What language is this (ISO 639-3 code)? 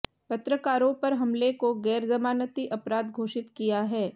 hin